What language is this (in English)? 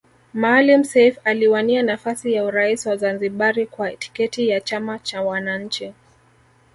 Swahili